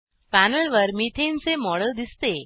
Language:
Marathi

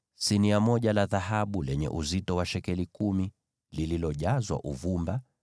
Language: Swahili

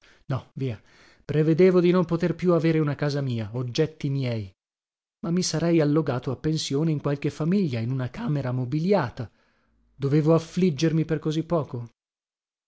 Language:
Italian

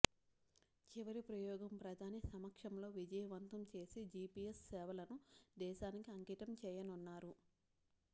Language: Telugu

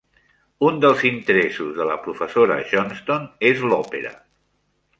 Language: Catalan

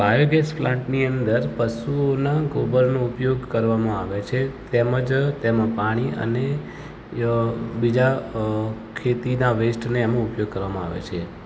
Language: Gujarati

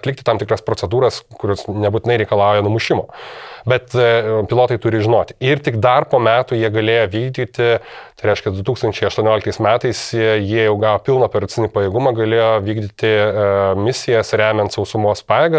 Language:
Lithuanian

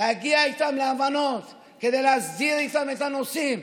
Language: Hebrew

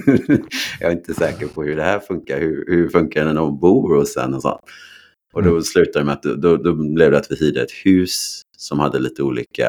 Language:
Swedish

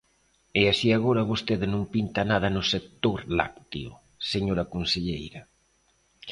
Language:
Galician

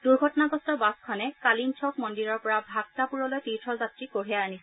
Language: Assamese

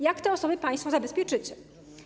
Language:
Polish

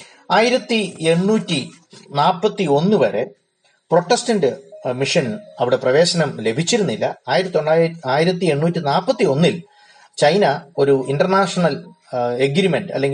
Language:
Malayalam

